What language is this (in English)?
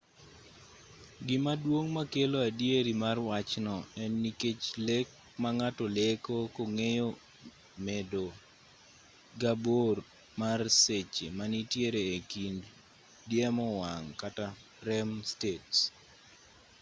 Luo (Kenya and Tanzania)